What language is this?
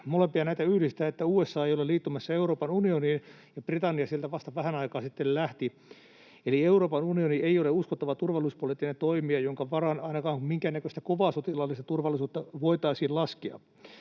Finnish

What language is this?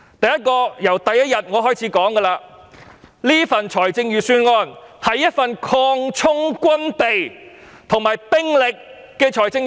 Cantonese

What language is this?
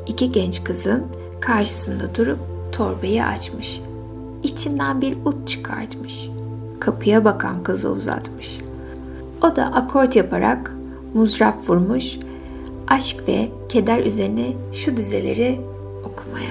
Turkish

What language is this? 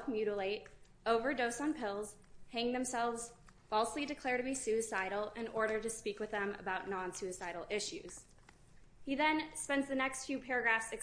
English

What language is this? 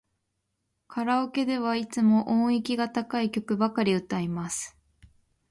Japanese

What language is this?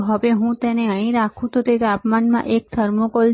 Gujarati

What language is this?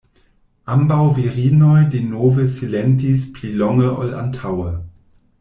Esperanto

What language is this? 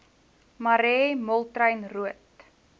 Afrikaans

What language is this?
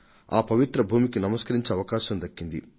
Telugu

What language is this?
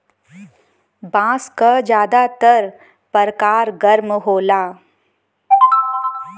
Bhojpuri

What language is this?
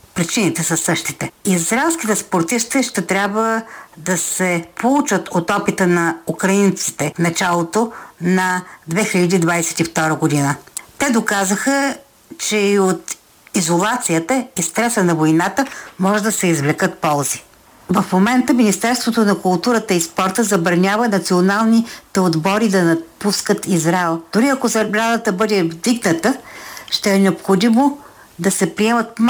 Bulgarian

